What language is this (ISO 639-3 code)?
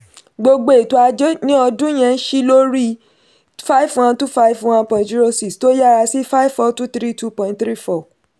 yor